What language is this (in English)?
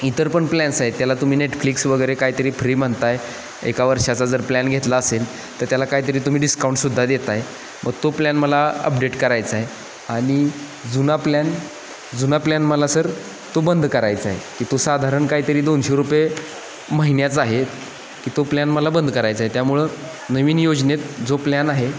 Marathi